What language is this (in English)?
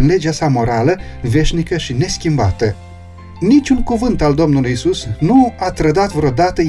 Romanian